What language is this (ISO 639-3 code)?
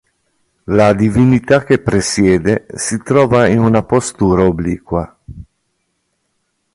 ita